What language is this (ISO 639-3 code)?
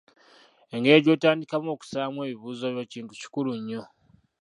lug